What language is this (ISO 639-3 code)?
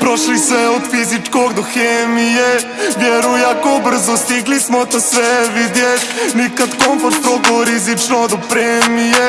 bos